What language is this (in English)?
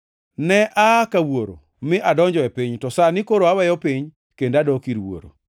Luo (Kenya and Tanzania)